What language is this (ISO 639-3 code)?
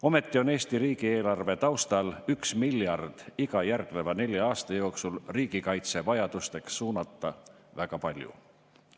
est